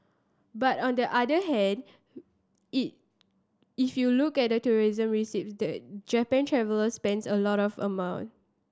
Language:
English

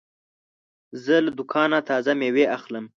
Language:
Pashto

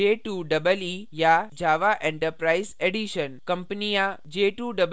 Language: Hindi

